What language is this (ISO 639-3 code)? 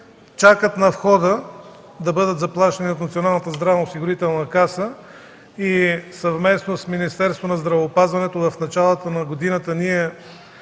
bul